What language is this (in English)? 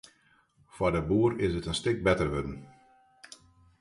Western Frisian